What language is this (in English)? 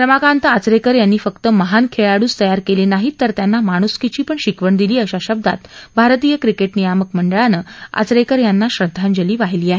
Marathi